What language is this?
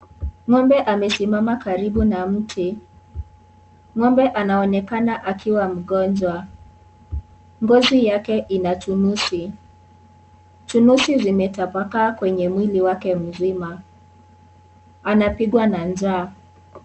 Swahili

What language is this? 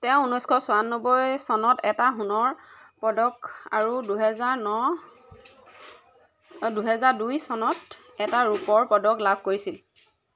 Assamese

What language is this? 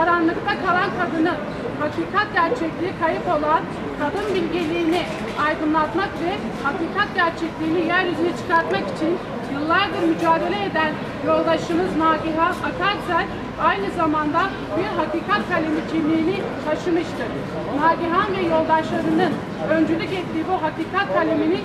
Turkish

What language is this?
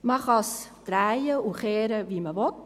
Swiss German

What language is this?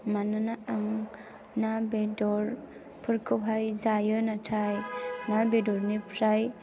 Bodo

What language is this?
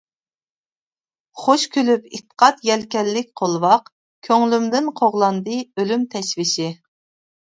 Uyghur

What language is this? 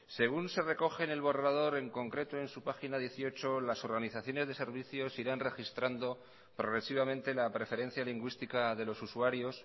Spanish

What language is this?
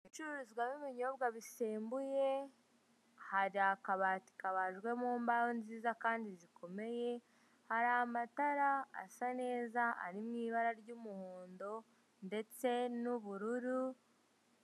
Kinyarwanda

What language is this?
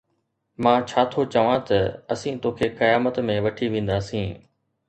Sindhi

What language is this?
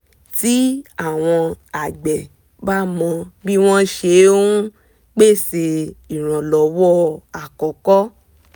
Yoruba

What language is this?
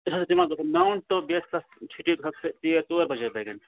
Kashmiri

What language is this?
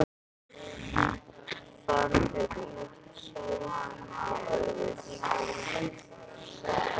Icelandic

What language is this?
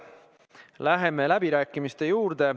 Estonian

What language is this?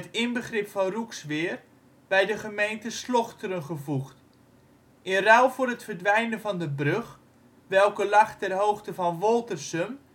Dutch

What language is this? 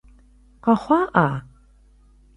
Kabardian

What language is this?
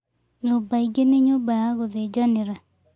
Kikuyu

